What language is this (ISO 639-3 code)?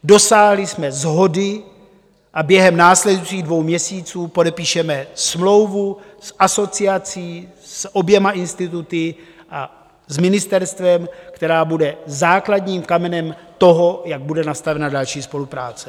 ces